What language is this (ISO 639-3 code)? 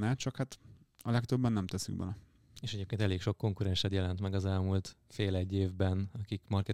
hun